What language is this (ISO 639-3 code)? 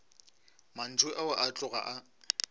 nso